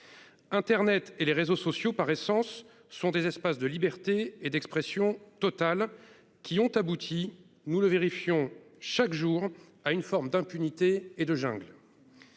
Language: French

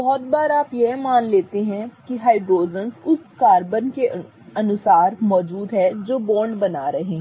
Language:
Hindi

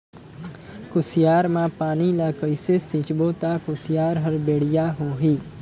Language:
Chhattisgarhi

